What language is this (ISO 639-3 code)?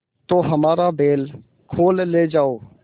hin